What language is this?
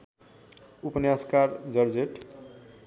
Nepali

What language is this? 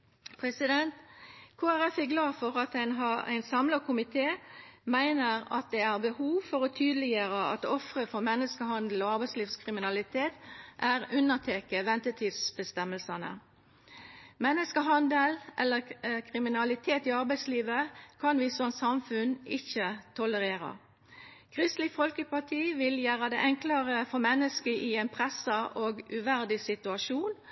Norwegian Nynorsk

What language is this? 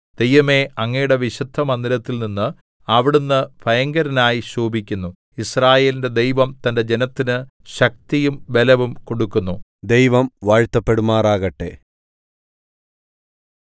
Malayalam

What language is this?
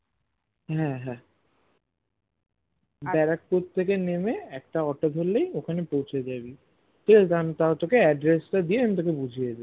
Bangla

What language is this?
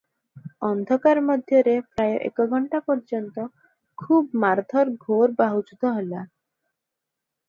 Odia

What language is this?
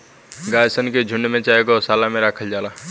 Bhojpuri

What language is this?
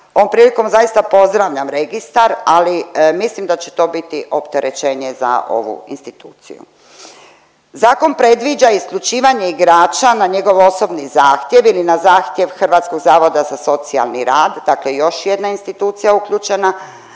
Croatian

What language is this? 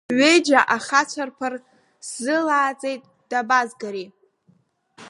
Abkhazian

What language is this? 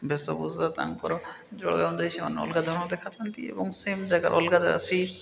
Odia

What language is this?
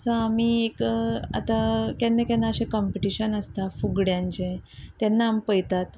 Konkani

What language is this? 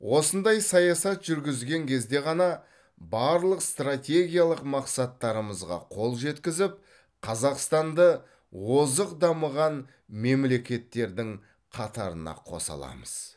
Kazakh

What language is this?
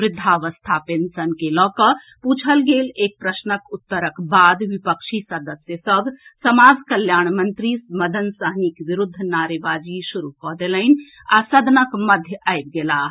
Maithili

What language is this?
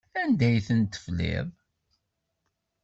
Kabyle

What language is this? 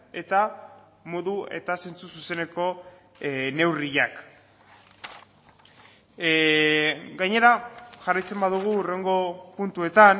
Basque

